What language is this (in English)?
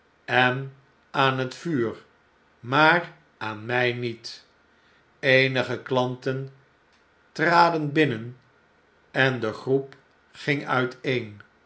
Dutch